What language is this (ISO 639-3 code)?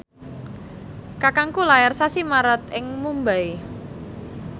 jav